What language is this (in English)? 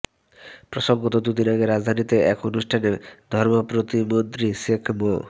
Bangla